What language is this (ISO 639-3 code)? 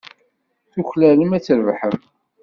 kab